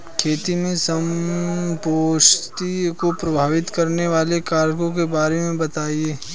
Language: Hindi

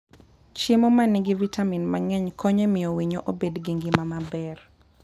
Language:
Luo (Kenya and Tanzania)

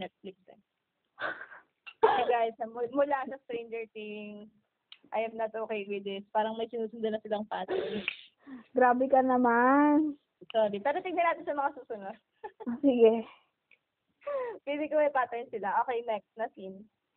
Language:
Filipino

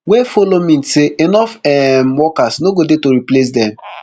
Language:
Nigerian Pidgin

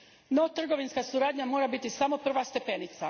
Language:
Croatian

